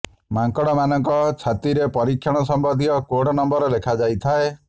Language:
Odia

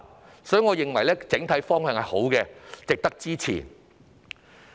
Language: Cantonese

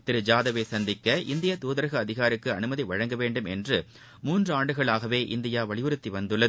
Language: Tamil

